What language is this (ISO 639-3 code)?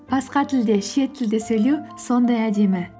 kaz